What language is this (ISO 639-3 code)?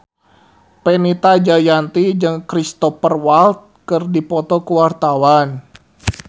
sun